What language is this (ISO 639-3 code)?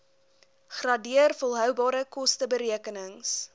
afr